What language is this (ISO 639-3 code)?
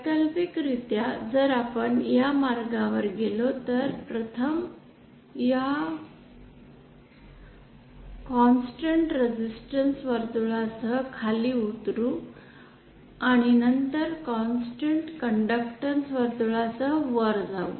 mar